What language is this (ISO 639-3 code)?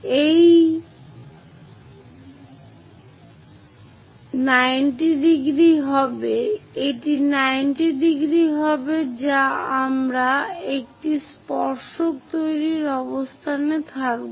ben